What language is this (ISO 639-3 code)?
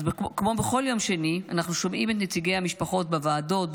heb